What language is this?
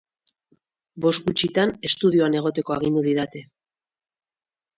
Basque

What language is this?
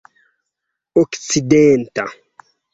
Esperanto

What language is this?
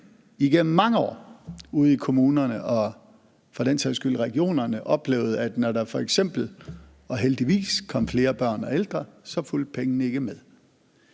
Danish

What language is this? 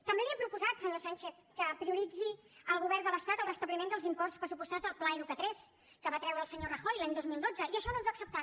Catalan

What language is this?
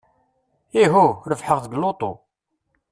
Kabyle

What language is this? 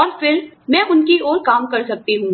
Hindi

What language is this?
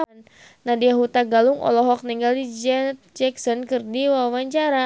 Sundanese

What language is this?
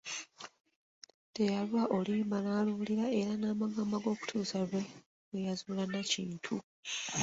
Ganda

